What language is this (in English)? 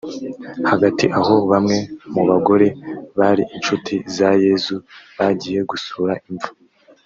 Kinyarwanda